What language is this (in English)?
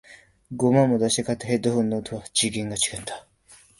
Japanese